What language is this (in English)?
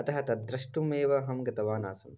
Sanskrit